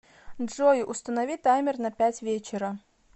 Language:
Russian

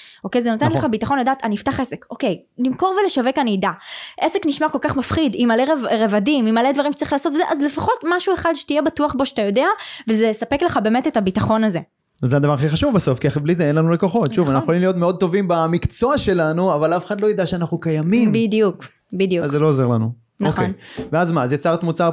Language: Hebrew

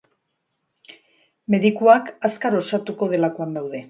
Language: Basque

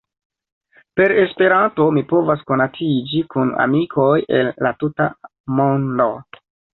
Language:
Esperanto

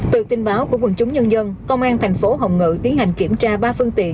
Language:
Vietnamese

